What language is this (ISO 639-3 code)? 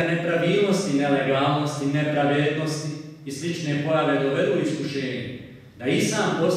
ron